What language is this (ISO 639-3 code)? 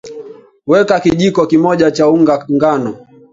swa